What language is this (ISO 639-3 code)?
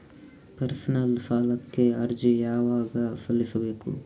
kan